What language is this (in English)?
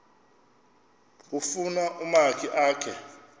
Xhosa